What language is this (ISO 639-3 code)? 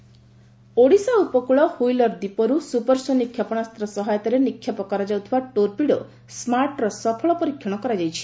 ori